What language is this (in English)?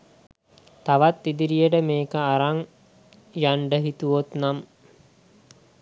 Sinhala